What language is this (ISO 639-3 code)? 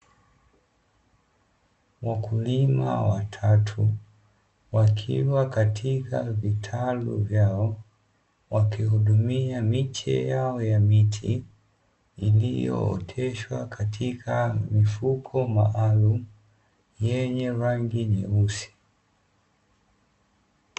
swa